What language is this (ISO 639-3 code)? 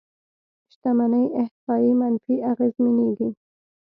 pus